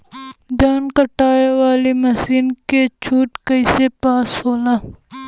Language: Bhojpuri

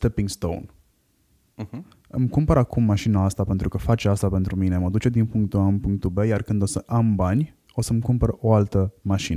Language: Romanian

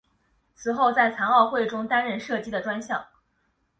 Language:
Chinese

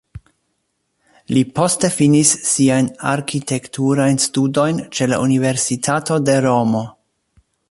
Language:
Esperanto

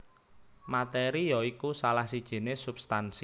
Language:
Javanese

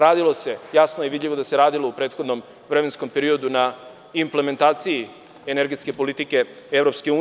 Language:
Serbian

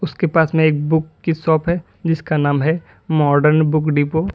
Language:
Hindi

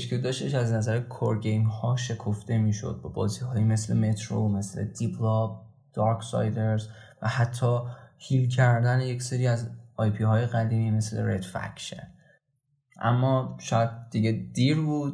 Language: Persian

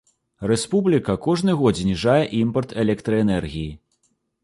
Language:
Belarusian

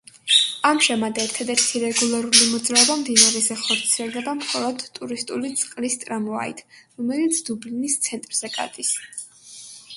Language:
Georgian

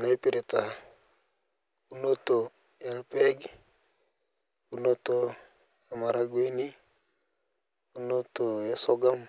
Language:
Masai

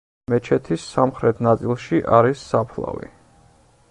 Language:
Georgian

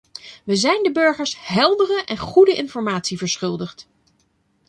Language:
Dutch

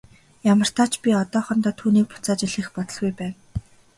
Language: Mongolian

